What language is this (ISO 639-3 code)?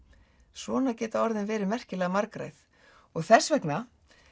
isl